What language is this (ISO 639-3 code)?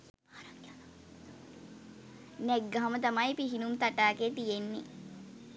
sin